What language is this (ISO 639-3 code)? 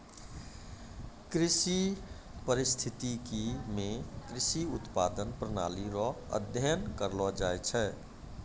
mai